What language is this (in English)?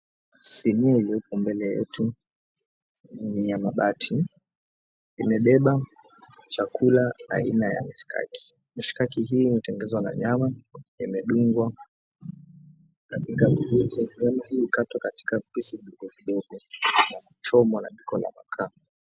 Swahili